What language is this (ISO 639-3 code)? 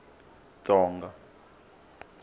tso